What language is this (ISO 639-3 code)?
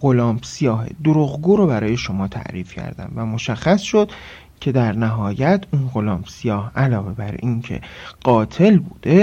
fas